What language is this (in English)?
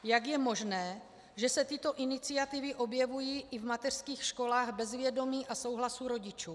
Czech